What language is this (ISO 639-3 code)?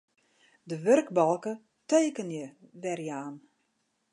fry